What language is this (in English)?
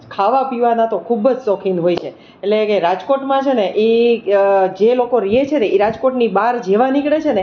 Gujarati